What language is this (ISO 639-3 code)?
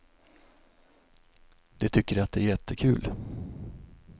swe